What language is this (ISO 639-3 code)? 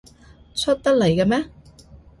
yue